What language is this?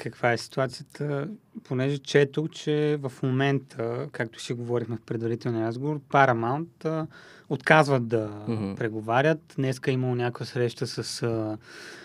Bulgarian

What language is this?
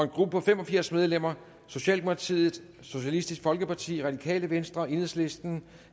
Danish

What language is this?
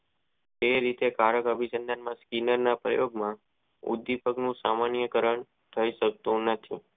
Gujarati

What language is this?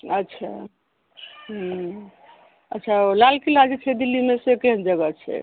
Maithili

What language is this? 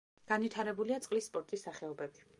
Georgian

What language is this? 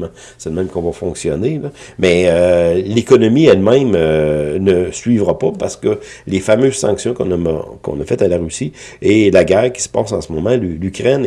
French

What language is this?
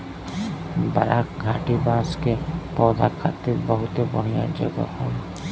Bhojpuri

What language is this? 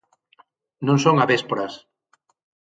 Galician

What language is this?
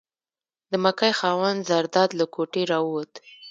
Pashto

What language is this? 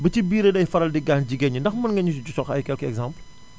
Wolof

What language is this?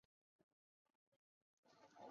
Chinese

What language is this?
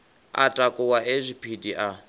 Venda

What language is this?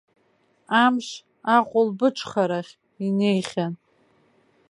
Abkhazian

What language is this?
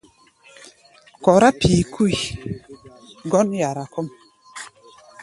Gbaya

